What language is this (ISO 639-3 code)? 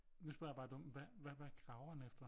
dan